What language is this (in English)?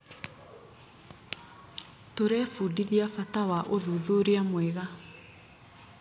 Kikuyu